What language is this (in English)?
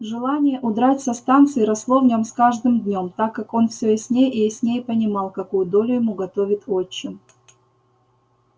Russian